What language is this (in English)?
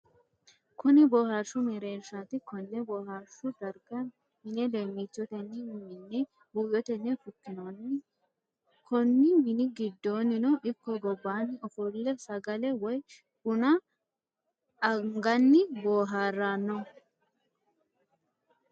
Sidamo